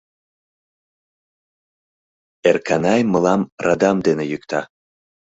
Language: Mari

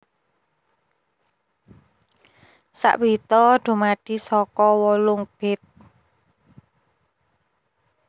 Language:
Javanese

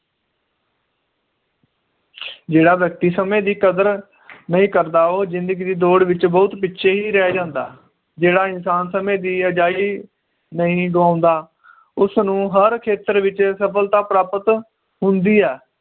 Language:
Punjabi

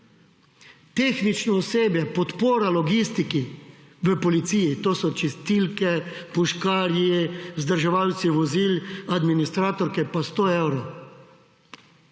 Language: Slovenian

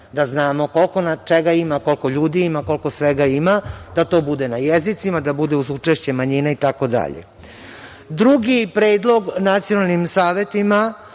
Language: Serbian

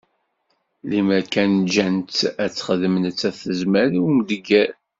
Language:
Kabyle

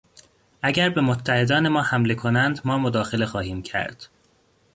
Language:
Persian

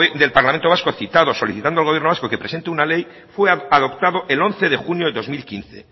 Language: Spanish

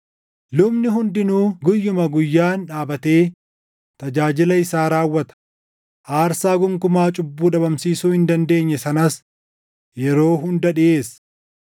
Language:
Oromo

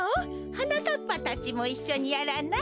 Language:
Japanese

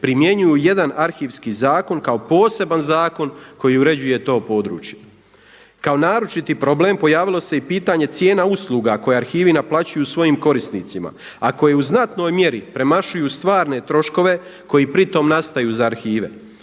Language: Croatian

